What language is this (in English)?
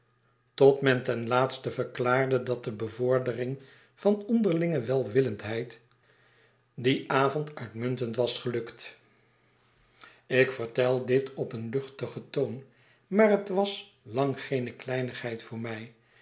Dutch